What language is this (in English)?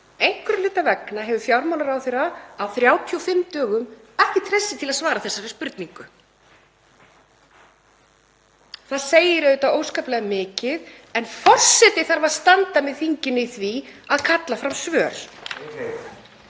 Icelandic